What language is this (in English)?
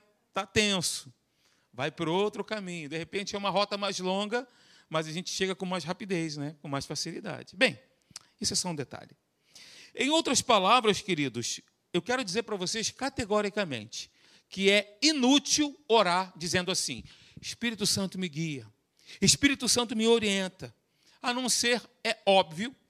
Portuguese